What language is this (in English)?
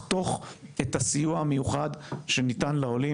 Hebrew